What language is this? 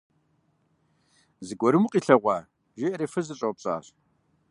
Kabardian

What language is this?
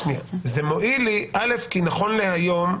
Hebrew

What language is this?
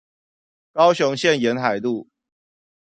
Chinese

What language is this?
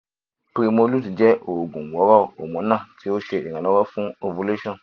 Yoruba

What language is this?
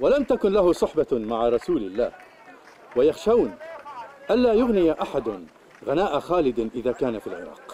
Arabic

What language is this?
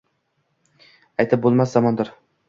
Uzbek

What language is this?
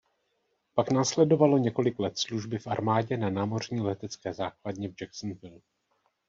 Czech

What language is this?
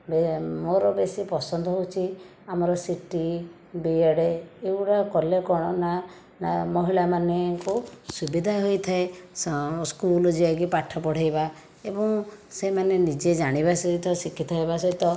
Odia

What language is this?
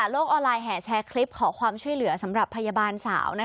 Thai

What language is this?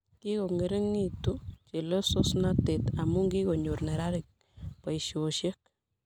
Kalenjin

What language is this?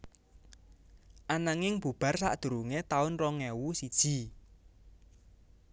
Javanese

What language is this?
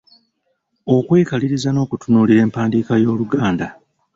Ganda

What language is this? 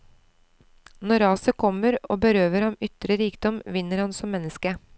Norwegian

